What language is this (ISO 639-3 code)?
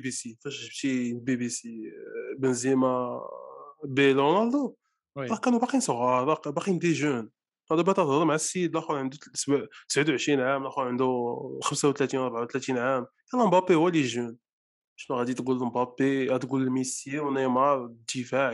ara